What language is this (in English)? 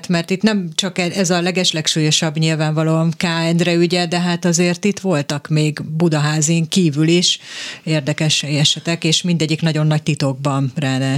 Hungarian